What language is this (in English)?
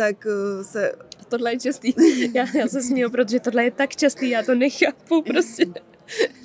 Czech